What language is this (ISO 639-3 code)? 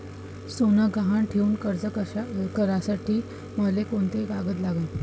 mar